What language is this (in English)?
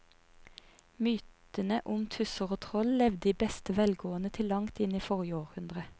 Norwegian